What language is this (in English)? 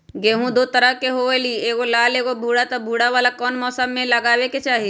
Magahi